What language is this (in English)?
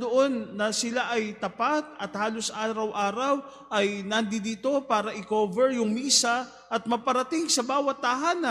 Filipino